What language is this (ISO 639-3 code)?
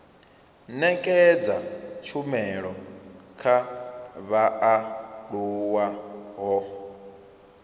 ven